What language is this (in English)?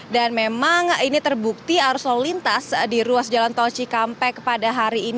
Indonesian